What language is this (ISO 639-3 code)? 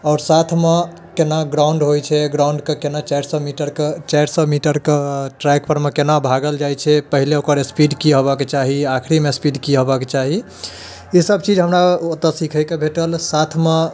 mai